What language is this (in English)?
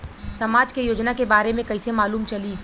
Bhojpuri